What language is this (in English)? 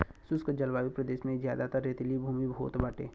Bhojpuri